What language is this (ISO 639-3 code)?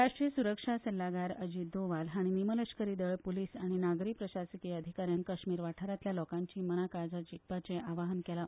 kok